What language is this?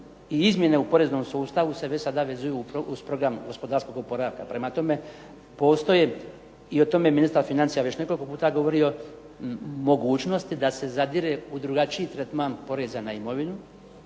Croatian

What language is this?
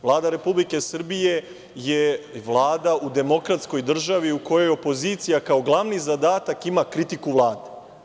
Serbian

